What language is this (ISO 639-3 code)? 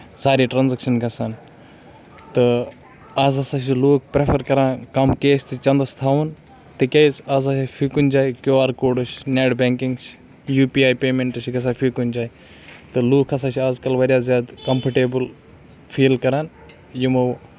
kas